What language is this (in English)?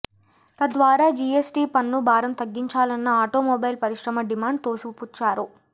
Telugu